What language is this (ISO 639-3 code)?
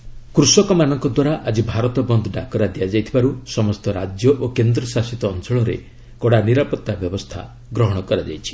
ori